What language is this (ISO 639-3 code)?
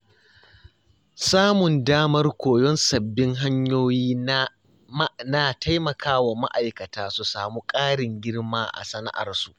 hau